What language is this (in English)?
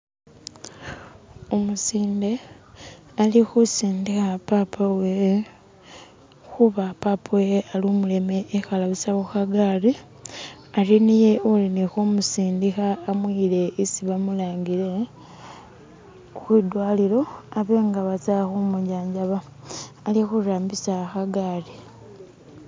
Masaaba